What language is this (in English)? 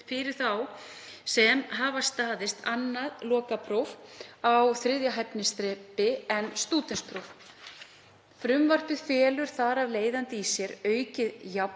Icelandic